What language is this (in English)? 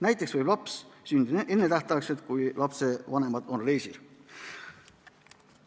Estonian